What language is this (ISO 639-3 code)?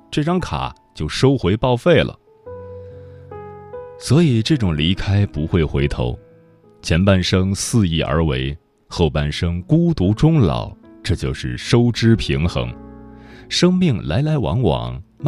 zho